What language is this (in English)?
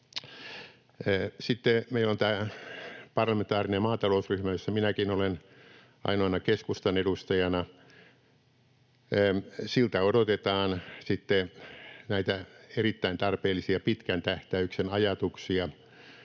Finnish